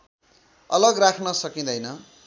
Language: Nepali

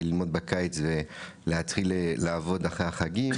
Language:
Hebrew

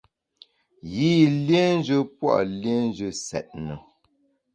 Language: Bamun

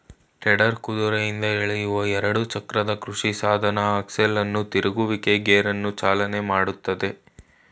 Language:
Kannada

